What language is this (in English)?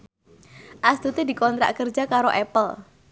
Javanese